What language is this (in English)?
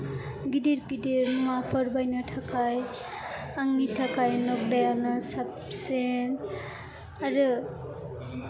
Bodo